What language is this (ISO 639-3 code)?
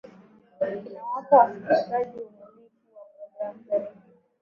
swa